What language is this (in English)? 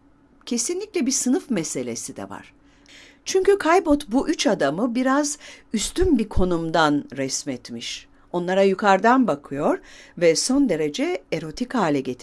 Turkish